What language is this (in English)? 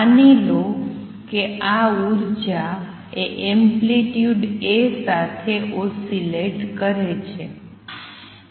Gujarati